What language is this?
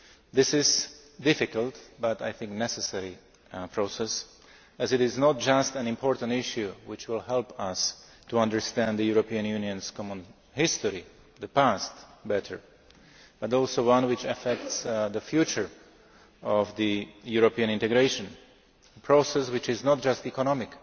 English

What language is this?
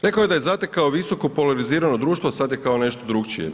Croatian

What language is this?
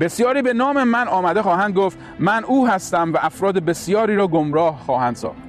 Persian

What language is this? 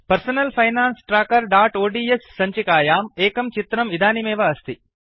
Sanskrit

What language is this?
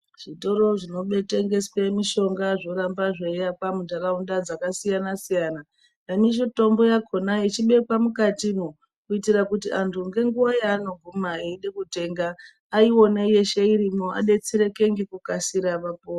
Ndau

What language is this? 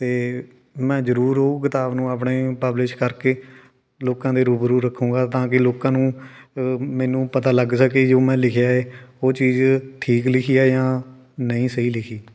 Punjabi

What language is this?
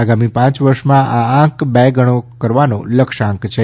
Gujarati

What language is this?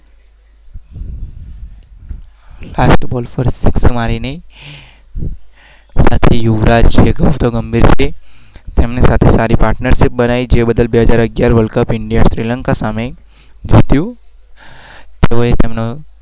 Gujarati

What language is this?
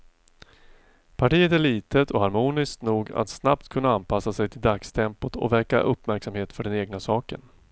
Swedish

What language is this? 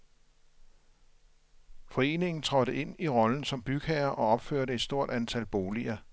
Danish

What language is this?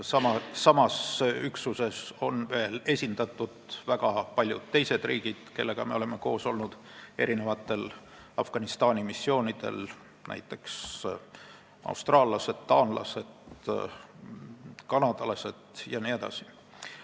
Estonian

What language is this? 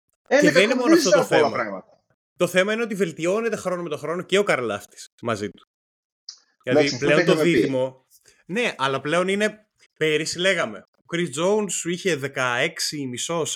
Greek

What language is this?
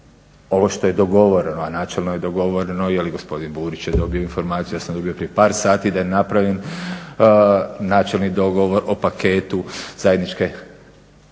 Croatian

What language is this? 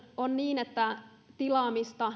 Finnish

